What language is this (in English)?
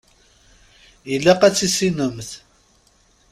Kabyle